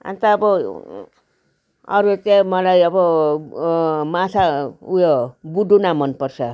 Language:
Nepali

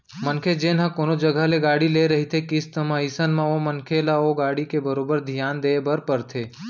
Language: Chhattisgarhi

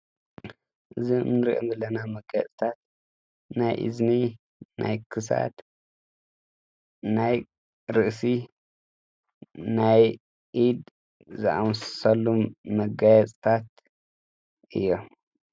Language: Tigrinya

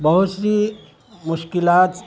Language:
Urdu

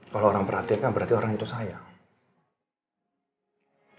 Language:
Indonesian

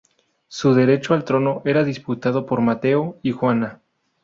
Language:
Spanish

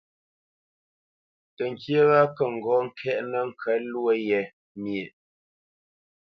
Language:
Bamenyam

